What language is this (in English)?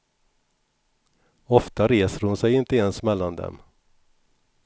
Swedish